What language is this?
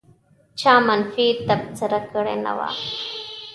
Pashto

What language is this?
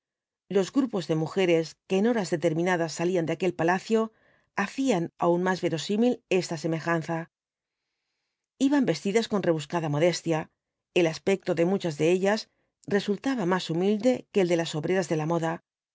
Spanish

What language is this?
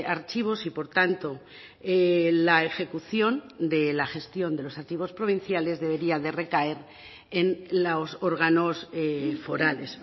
Spanish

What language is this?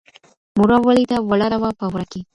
Pashto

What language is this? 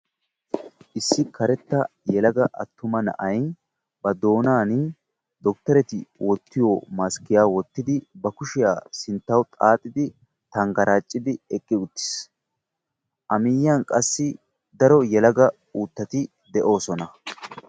Wolaytta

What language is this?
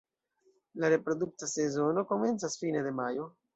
Esperanto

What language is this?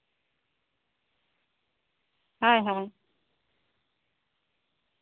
Santali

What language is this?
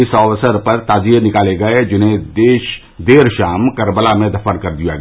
Hindi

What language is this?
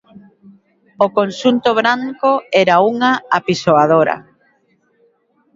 Galician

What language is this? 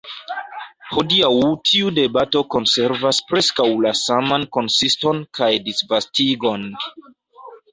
Esperanto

